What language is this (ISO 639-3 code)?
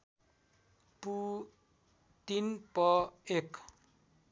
nep